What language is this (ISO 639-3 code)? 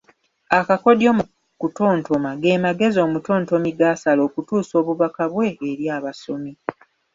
lug